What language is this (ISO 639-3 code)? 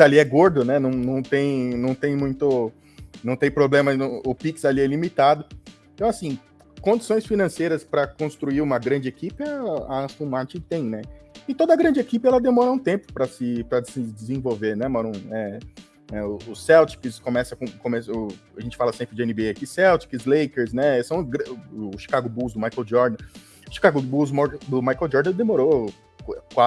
por